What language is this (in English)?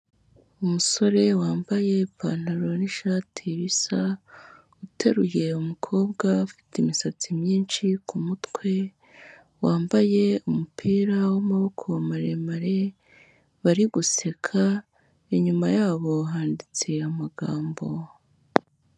Kinyarwanda